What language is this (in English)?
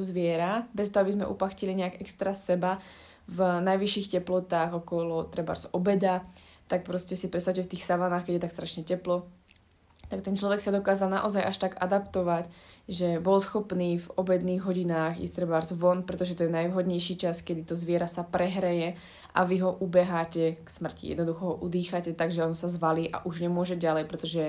Slovak